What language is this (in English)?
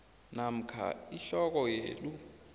South Ndebele